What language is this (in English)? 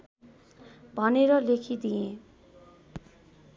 Nepali